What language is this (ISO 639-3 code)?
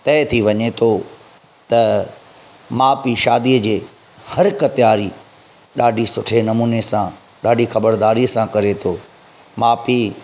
snd